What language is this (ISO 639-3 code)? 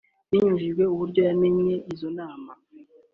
kin